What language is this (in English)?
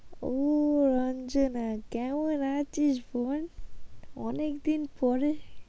Bangla